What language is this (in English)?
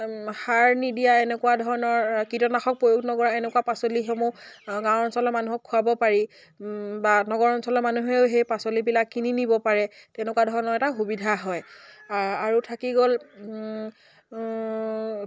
Assamese